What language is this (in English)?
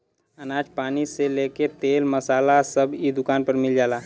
Bhojpuri